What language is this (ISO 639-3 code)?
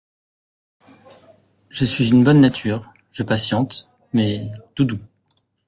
fra